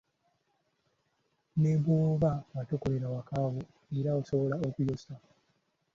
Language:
Ganda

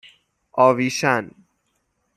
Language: Persian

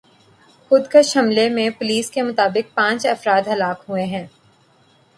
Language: Urdu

